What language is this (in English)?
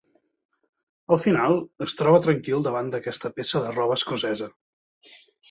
Catalan